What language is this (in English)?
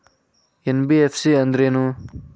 Kannada